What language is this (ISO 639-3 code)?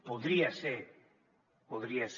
cat